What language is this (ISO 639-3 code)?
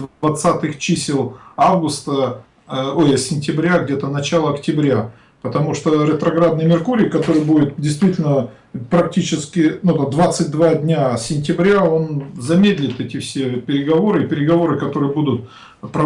rus